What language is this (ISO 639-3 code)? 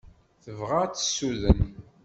kab